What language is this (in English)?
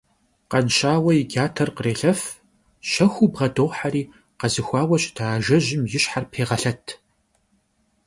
Kabardian